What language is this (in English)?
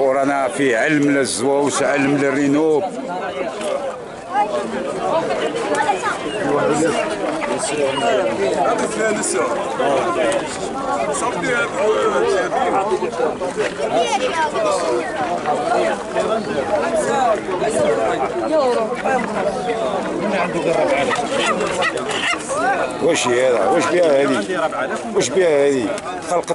Arabic